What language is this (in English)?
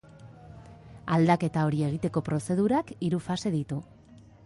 Basque